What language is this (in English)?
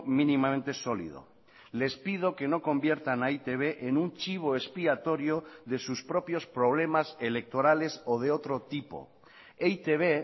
Spanish